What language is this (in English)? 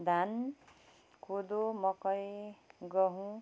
Nepali